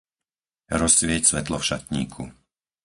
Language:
Slovak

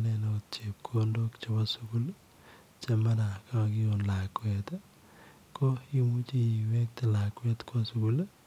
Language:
Kalenjin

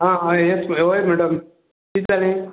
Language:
Konkani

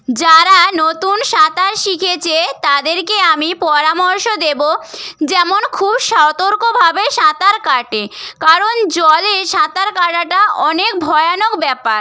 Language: Bangla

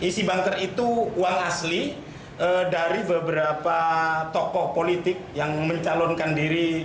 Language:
Indonesian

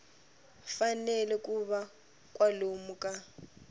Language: Tsonga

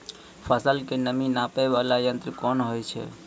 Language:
Maithili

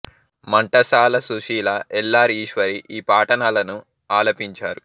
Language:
Telugu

